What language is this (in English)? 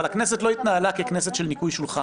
Hebrew